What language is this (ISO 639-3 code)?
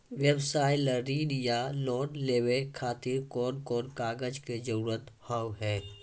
mai